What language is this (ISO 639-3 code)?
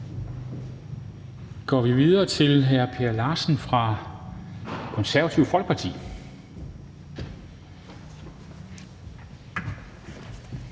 dan